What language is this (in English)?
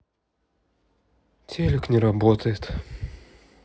Russian